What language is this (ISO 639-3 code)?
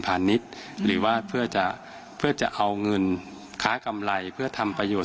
tha